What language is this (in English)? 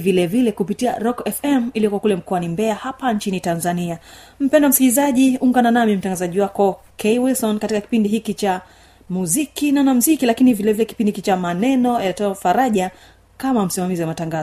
Swahili